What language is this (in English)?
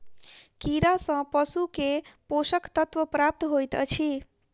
Maithili